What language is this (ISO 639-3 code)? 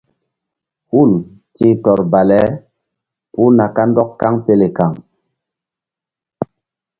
mdd